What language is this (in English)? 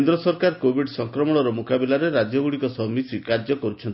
Odia